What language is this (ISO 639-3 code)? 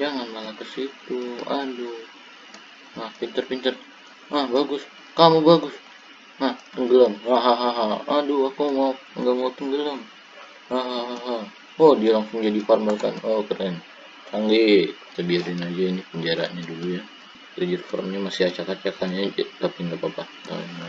ind